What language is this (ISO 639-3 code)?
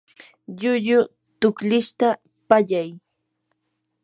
qur